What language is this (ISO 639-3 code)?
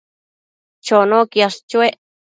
mcf